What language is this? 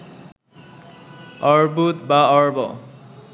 Bangla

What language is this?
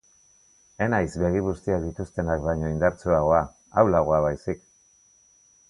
Basque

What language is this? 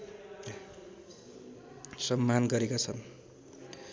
Nepali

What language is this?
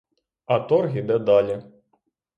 Ukrainian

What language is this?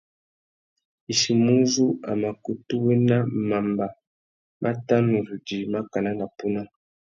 Tuki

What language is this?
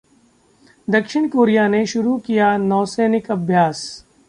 Hindi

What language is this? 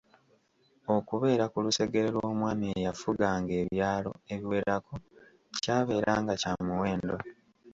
Ganda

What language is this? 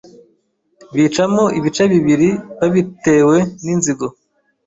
Kinyarwanda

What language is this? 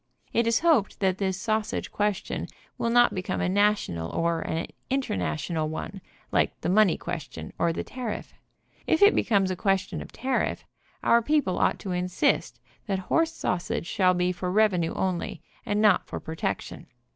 English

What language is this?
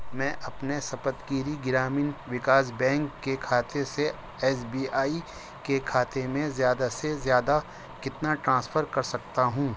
Urdu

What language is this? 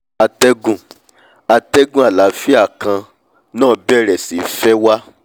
Yoruba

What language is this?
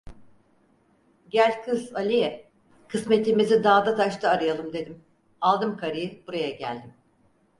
Turkish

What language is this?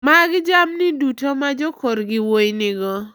Luo (Kenya and Tanzania)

